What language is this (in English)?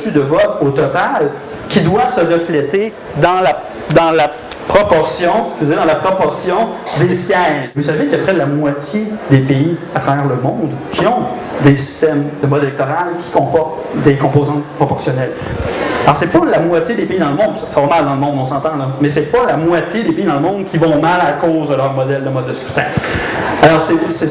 French